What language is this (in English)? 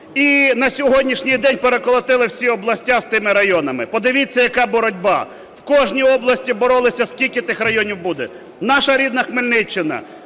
Ukrainian